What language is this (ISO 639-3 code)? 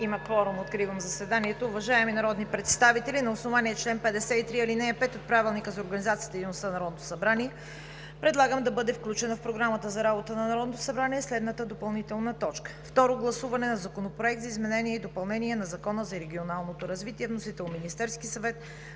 bul